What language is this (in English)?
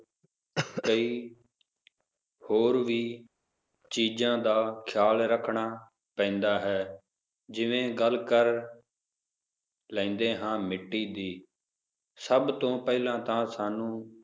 Punjabi